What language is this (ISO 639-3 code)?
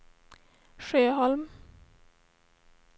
swe